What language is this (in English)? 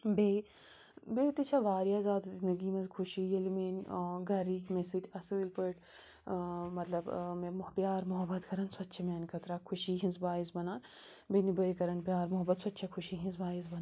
Kashmiri